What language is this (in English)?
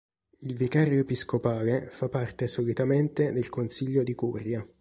Italian